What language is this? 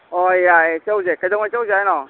Manipuri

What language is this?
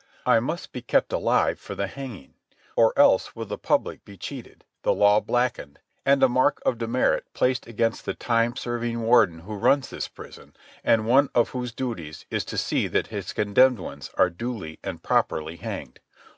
English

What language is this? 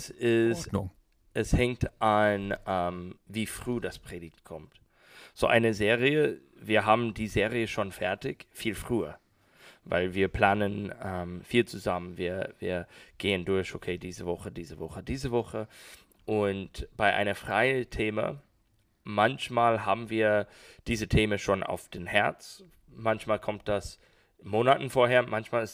German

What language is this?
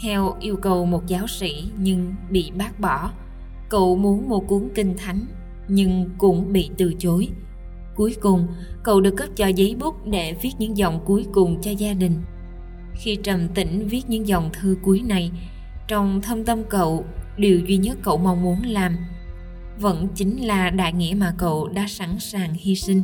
Vietnamese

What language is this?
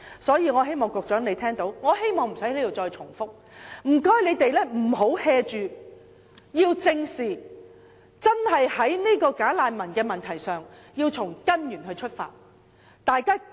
Cantonese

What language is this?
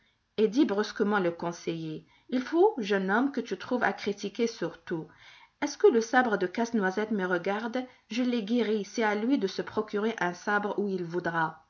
French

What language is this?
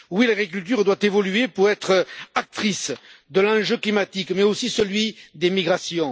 French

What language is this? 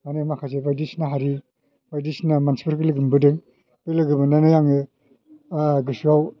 Bodo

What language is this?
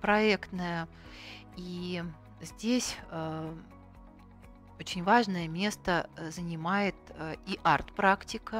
Russian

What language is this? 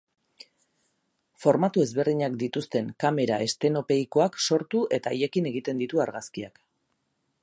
Basque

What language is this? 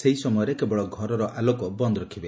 Odia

